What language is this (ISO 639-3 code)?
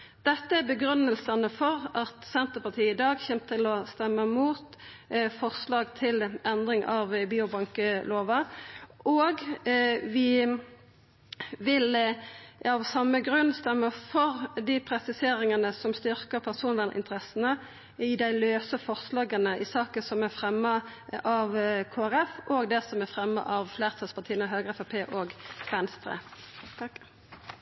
nno